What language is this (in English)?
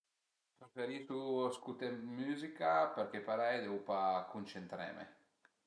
Piedmontese